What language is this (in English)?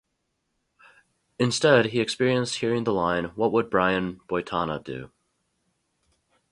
English